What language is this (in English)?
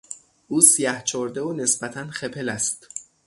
Persian